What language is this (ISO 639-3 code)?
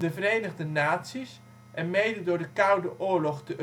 nld